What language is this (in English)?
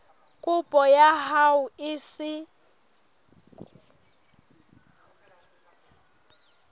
Southern Sotho